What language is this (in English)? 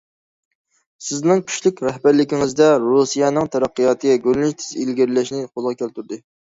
Uyghur